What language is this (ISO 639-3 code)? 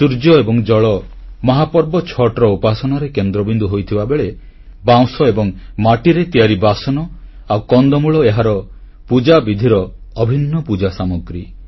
ori